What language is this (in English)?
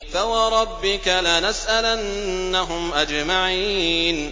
Arabic